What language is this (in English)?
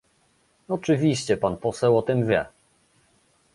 Polish